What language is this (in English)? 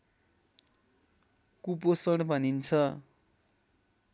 Nepali